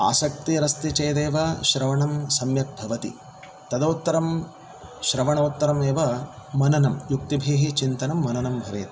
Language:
Sanskrit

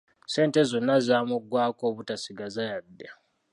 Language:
Ganda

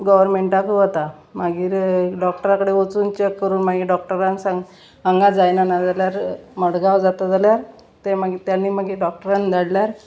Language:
Konkani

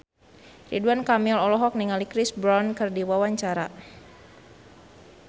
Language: Sundanese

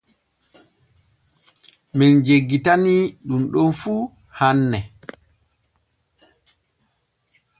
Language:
Borgu Fulfulde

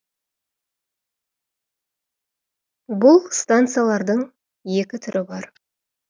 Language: Kazakh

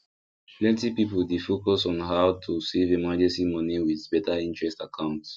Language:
Nigerian Pidgin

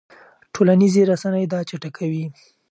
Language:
Pashto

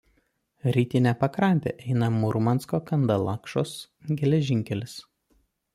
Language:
Lithuanian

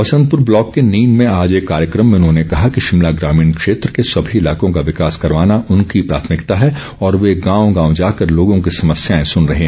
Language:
Hindi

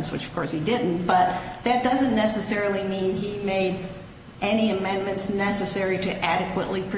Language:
English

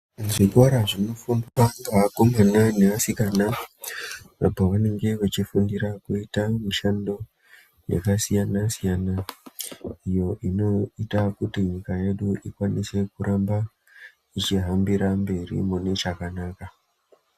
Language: Ndau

